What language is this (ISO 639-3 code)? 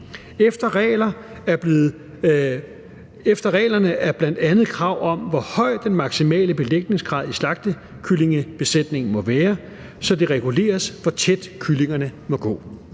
dan